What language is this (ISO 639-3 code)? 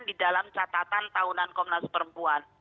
ind